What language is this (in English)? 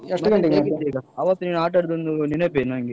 Kannada